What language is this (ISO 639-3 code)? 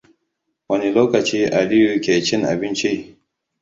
hau